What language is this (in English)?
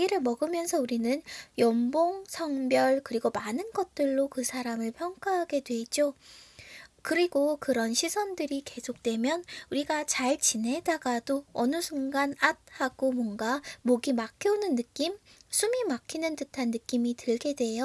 Korean